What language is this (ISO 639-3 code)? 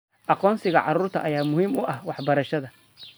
som